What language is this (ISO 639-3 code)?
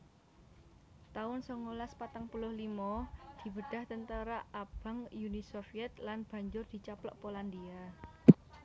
jav